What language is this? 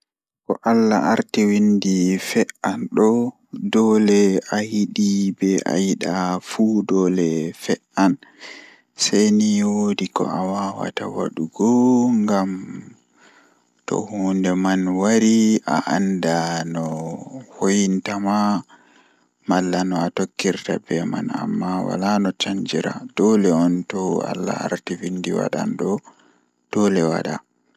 Fula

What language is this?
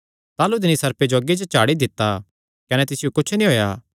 Kangri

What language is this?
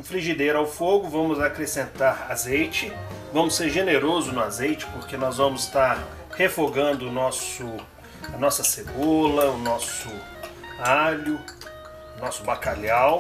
Portuguese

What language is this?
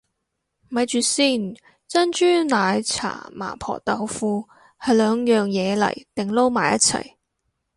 Cantonese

